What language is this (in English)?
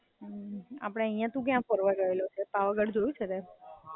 Gujarati